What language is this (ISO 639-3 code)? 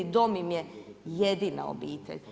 hrv